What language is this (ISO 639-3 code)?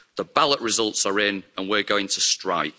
eng